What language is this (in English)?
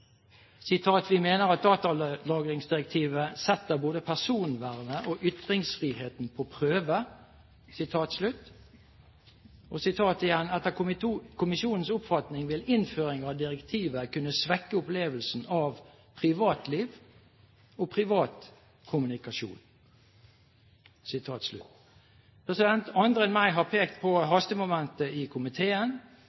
Norwegian Bokmål